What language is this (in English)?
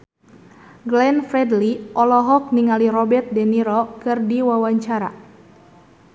Sundanese